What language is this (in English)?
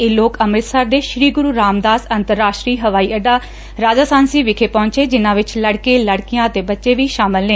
Punjabi